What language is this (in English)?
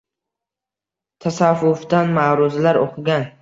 Uzbek